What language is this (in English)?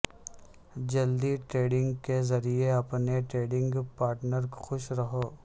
Urdu